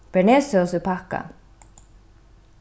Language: Faroese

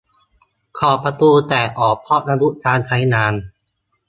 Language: Thai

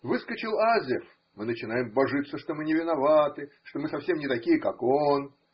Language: Russian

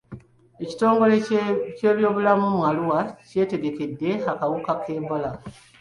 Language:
Ganda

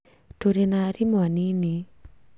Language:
Kikuyu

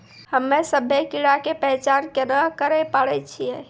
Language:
Maithili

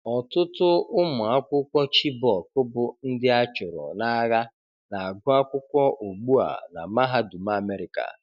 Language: Igbo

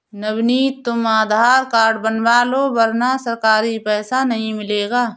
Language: Hindi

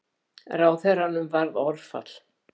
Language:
Icelandic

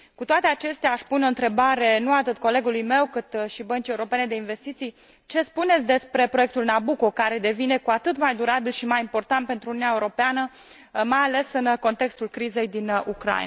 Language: Romanian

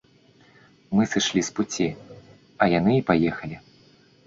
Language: Belarusian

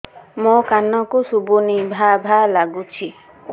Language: Odia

